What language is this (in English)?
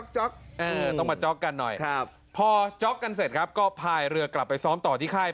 Thai